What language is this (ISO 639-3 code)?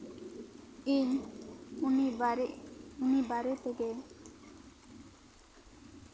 sat